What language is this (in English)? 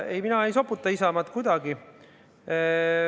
Estonian